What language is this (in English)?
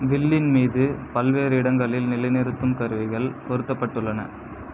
Tamil